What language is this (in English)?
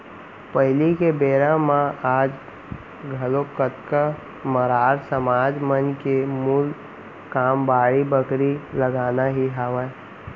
Chhattisgarhi